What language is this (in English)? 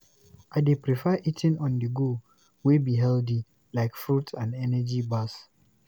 Nigerian Pidgin